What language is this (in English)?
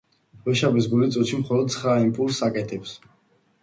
Georgian